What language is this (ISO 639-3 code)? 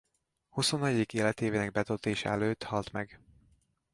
hun